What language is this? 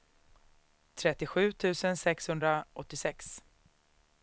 Swedish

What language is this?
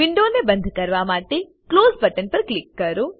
Gujarati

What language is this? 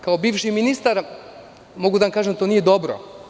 Serbian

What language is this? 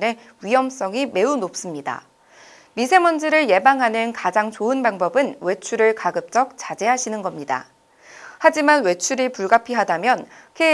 Korean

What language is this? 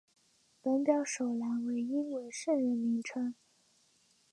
Chinese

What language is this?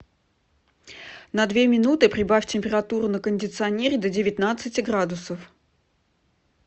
Russian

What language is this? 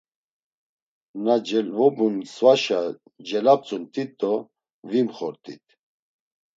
Laz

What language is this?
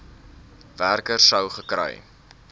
Afrikaans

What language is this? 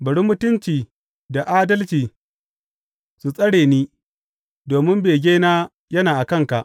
Hausa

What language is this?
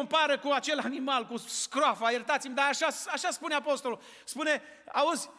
Romanian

